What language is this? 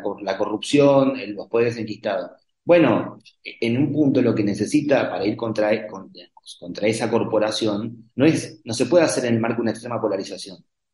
Spanish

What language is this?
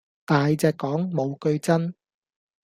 Cantonese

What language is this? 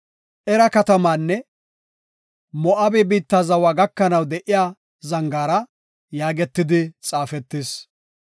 Gofa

